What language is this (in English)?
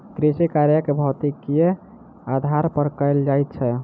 Maithili